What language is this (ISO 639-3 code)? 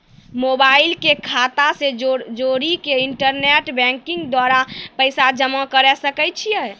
mai